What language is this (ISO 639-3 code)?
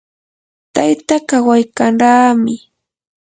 qur